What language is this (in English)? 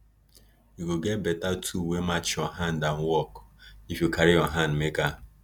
Nigerian Pidgin